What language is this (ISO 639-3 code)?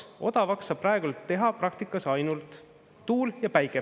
est